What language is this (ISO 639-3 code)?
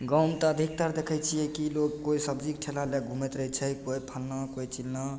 mai